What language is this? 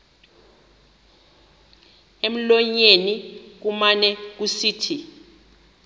Xhosa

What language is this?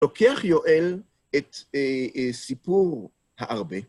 Hebrew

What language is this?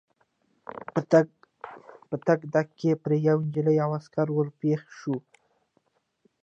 Pashto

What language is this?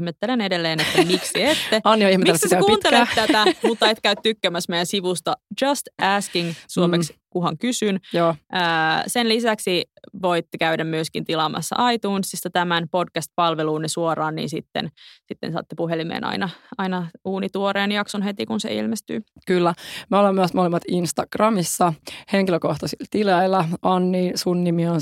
Finnish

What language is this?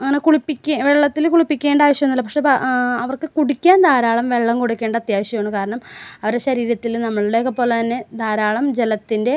Malayalam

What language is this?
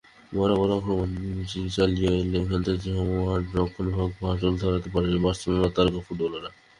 Bangla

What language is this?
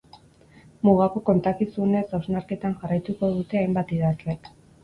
Basque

